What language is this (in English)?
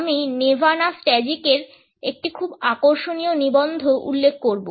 Bangla